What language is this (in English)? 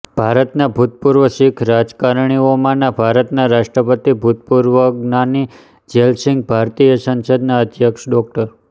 Gujarati